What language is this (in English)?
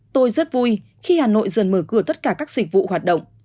Vietnamese